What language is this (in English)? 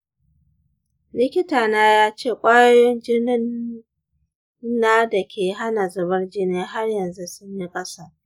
Hausa